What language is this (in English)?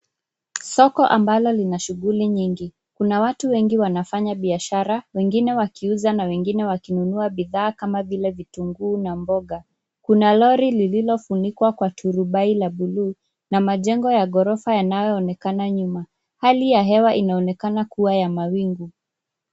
Swahili